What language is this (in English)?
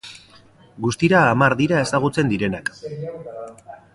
Basque